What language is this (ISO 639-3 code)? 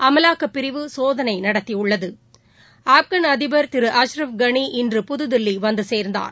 tam